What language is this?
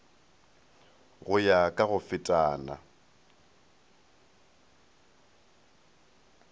Northern Sotho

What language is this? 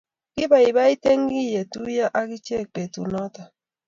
Kalenjin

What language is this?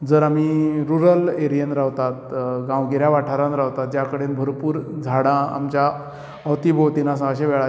Konkani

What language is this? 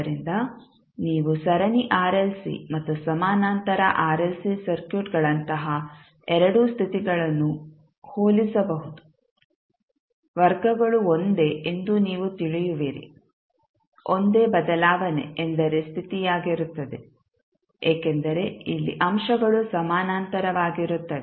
Kannada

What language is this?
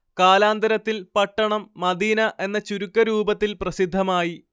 Malayalam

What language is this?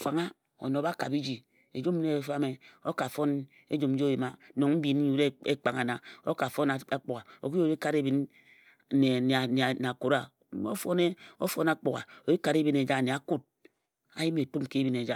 Ejagham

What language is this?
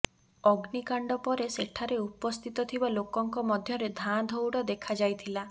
Odia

